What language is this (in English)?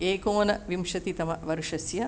Sanskrit